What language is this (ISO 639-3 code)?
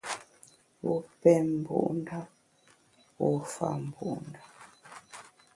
bax